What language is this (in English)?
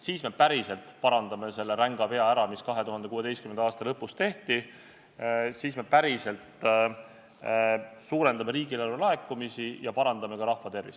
Estonian